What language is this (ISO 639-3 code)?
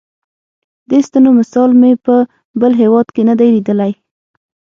pus